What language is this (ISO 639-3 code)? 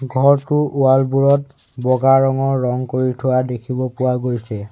asm